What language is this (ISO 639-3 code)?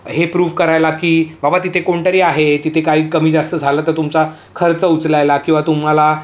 mar